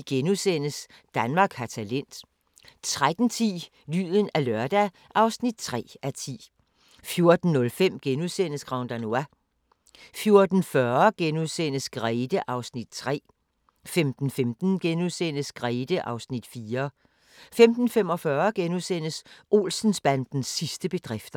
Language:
Danish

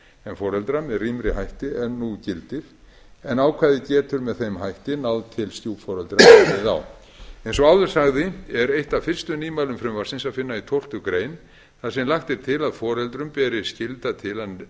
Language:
Icelandic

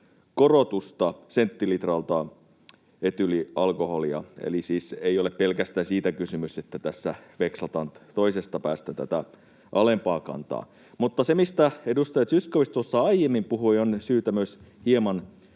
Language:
Finnish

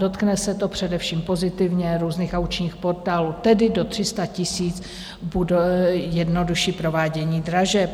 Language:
Czech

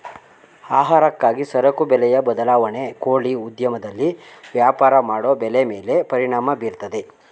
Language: Kannada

